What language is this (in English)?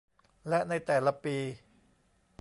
Thai